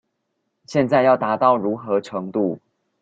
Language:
Chinese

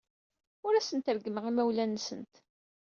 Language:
Kabyle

